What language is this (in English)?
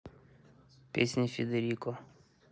Russian